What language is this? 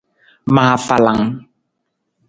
Nawdm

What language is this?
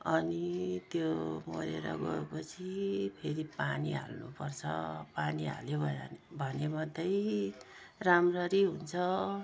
Nepali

